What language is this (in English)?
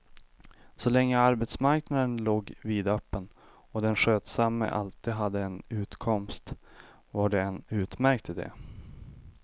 Swedish